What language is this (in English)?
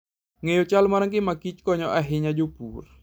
Luo (Kenya and Tanzania)